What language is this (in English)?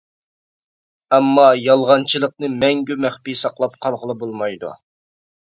Uyghur